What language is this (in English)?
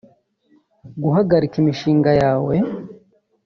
Kinyarwanda